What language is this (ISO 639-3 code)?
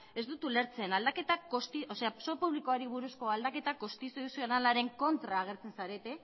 eus